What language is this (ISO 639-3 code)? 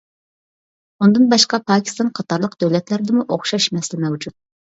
uig